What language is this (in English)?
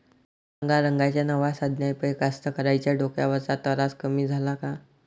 Marathi